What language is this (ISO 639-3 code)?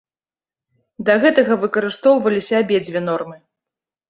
bel